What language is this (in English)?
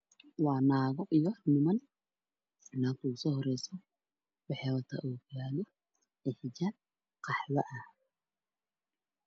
Somali